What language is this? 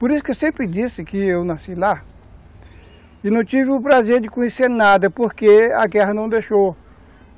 Portuguese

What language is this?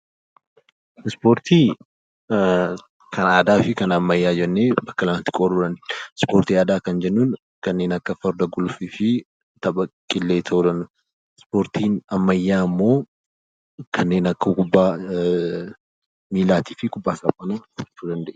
Oromo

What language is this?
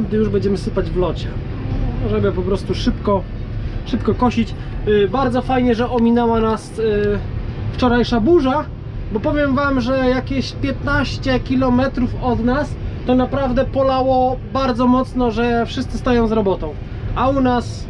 Polish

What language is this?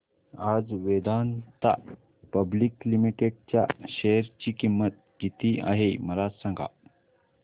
Marathi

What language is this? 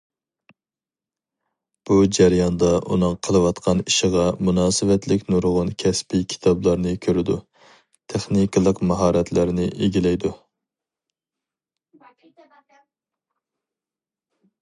Uyghur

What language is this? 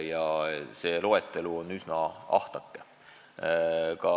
Estonian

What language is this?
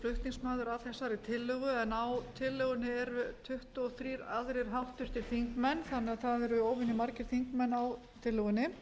Icelandic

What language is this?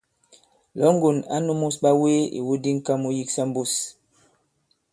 Bankon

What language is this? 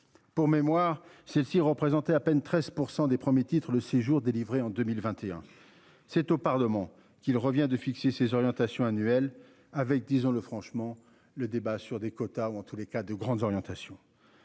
French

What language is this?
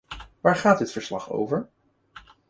Dutch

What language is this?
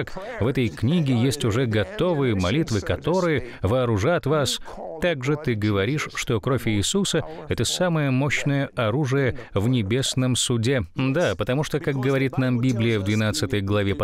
Russian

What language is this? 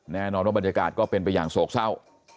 Thai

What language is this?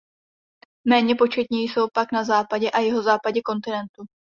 Czech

